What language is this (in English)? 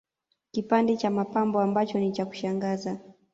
Swahili